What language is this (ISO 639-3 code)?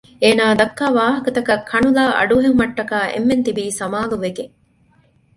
div